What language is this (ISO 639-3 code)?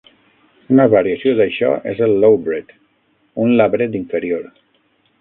cat